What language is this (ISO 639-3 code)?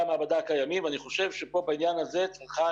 heb